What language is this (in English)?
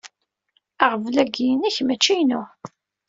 Kabyle